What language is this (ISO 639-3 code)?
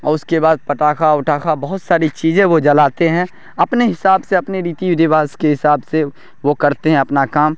urd